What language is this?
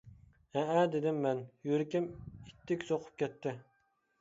Uyghur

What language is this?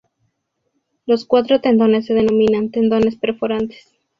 Spanish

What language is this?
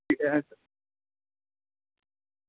Dogri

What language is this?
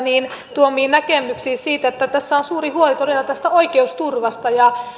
Finnish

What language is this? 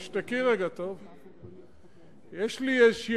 Hebrew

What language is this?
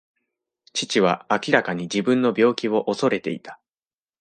Japanese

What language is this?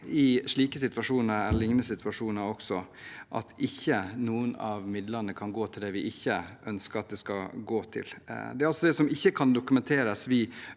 Norwegian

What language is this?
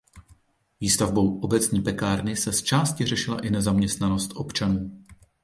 Czech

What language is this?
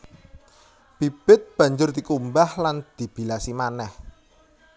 Javanese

